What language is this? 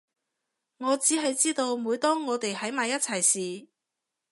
Cantonese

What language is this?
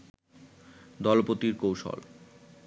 Bangla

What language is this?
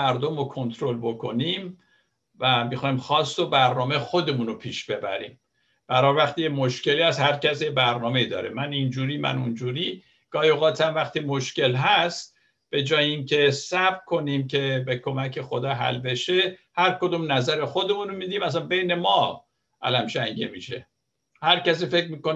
Persian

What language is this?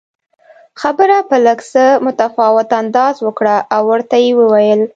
Pashto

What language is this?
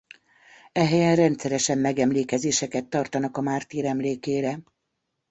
Hungarian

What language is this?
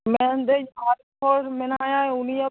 Santali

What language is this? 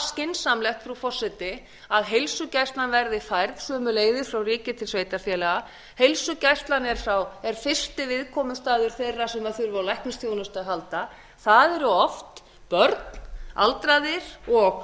Icelandic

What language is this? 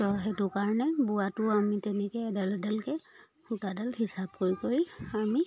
Assamese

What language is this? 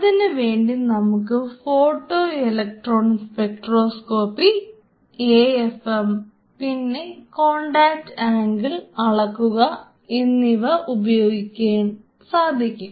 Malayalam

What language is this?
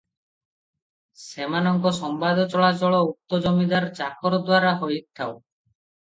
Odia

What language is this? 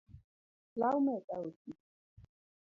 Luo (Kenya and Tanzania)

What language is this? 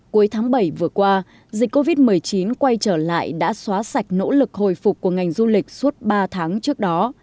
Vietnamese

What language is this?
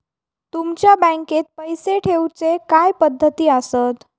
Marathi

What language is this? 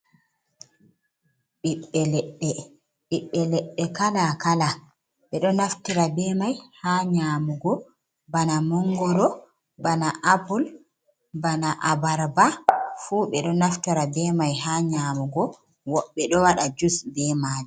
Fula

